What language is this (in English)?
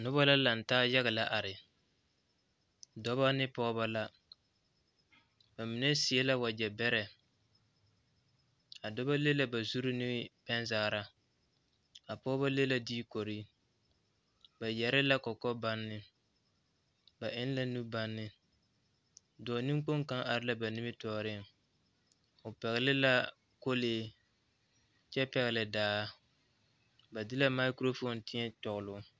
Southern Dagaare